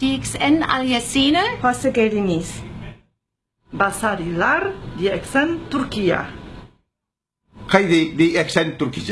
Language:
Dutch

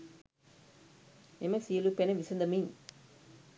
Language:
Sinhala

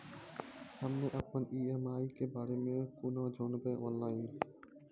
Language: Maithili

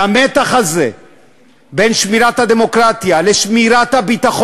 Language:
Hebrew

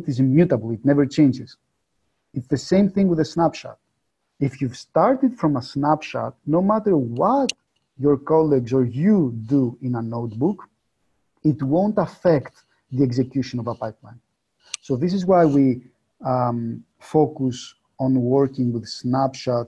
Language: English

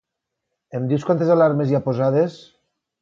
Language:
Catalan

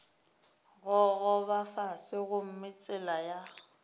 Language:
Northern Sotho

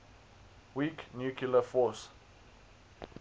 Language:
English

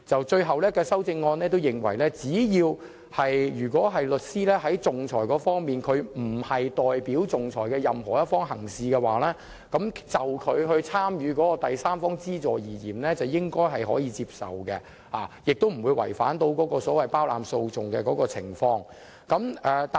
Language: Cantonese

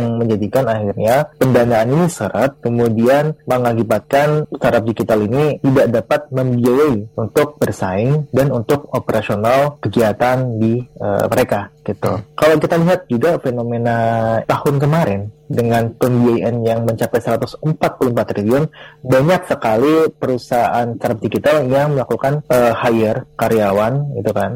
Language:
Indonesian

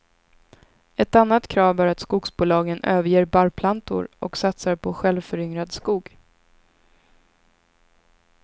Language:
Swedish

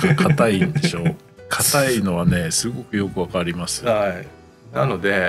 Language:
Japanese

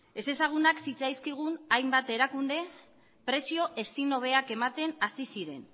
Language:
Basque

